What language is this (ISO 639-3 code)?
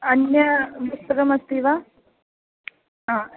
san